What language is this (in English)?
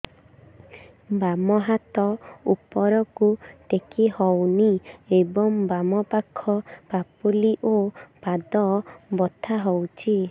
Odia